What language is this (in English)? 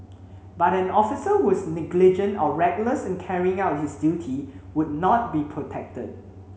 English